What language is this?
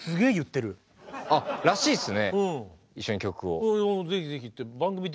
Japanese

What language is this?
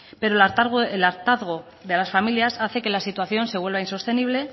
Spanish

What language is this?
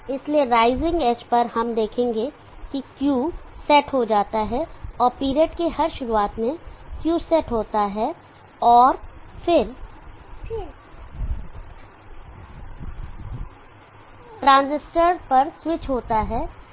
Hindi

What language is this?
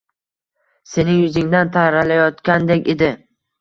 Uzbek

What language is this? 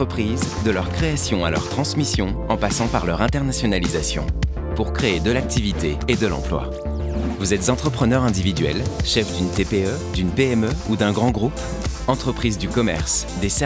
French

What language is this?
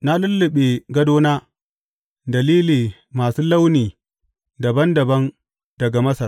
Hausa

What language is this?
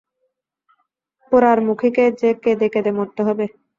Bangla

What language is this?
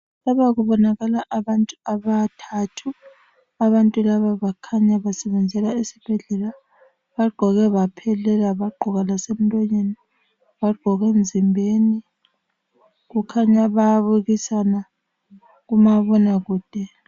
North Ndebele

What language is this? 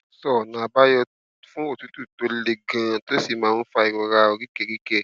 Yoruba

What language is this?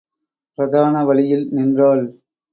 Tamil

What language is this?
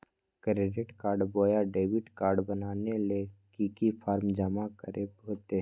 Magahi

